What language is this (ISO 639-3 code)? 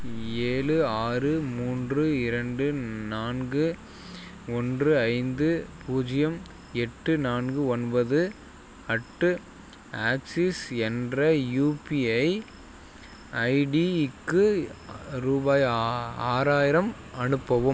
tam